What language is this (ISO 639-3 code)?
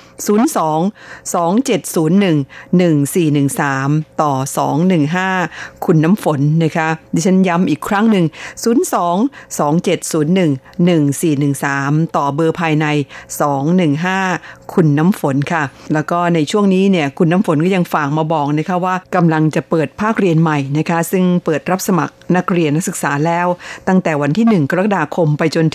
tha